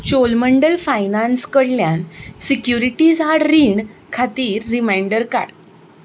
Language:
Konkani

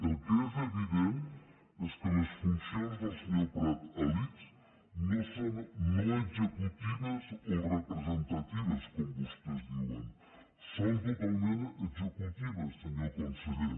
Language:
Catalan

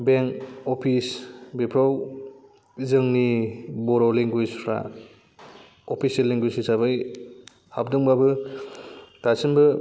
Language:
Bodo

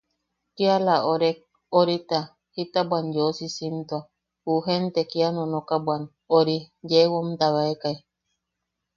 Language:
Yaqui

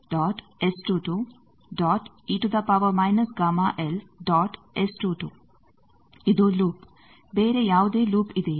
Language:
Kannada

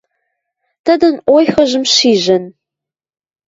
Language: Western Mari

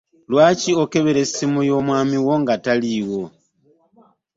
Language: Ganda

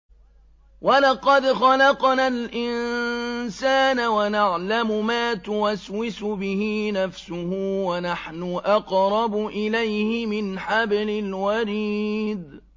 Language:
Arabic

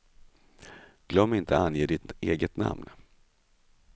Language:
Swedish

